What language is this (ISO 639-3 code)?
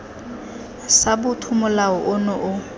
tsn